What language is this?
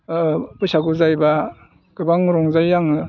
Bodo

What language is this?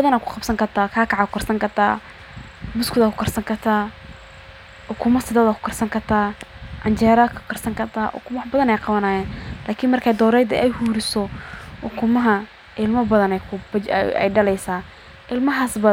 Somali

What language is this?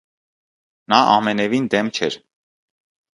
Armenian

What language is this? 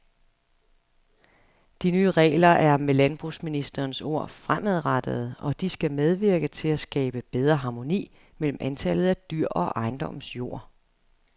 Danish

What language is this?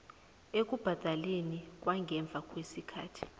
South Ndebele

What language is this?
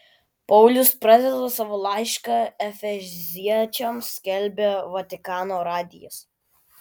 Lithuanian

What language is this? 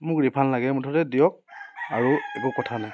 Assamese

